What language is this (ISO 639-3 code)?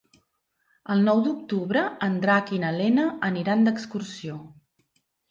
cat